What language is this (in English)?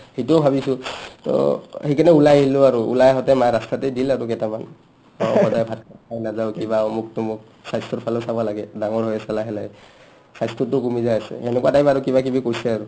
Assamese